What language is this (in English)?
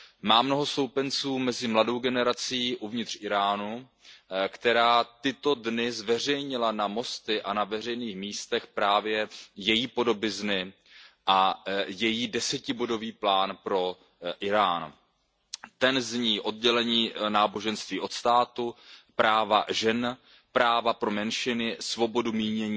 Czech